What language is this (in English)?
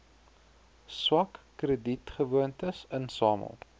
Afrikaans